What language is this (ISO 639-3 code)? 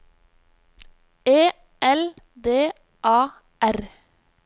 nor